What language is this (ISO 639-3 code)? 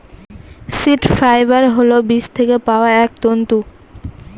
ben